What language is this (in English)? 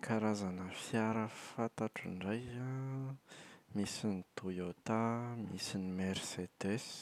Malagasy